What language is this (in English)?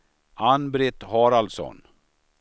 Swedish